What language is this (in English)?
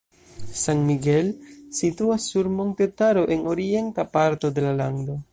Esperanto